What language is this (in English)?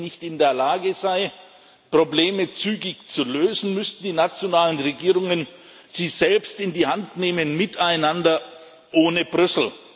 German